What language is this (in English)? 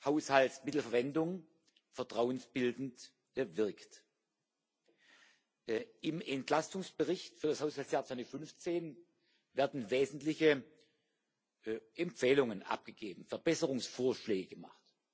German